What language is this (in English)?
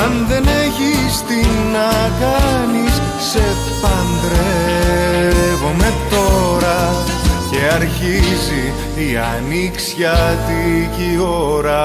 Greek